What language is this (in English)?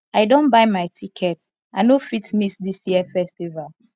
Nigerian Pidgin